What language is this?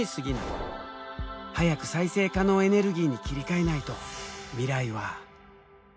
Japanese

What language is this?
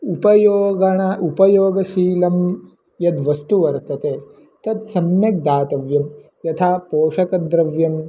Sanskrit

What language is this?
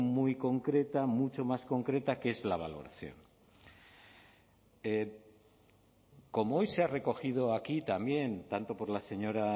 Spanish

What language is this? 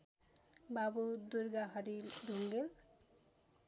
Nepali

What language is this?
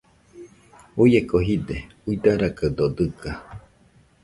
Nüpode Huitoto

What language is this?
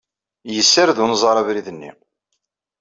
Kabyle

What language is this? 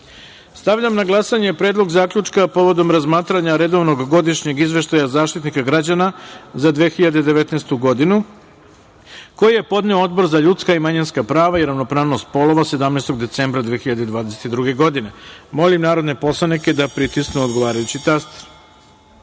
Serbian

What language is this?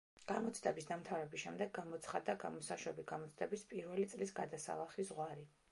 Georgian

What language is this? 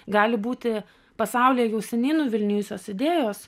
Lithuanian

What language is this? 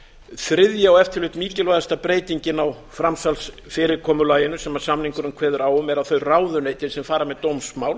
Icelandic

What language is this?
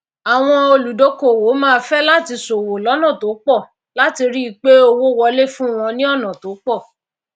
Yoruba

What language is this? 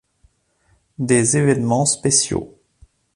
French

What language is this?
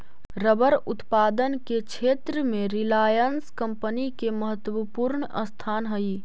Magahi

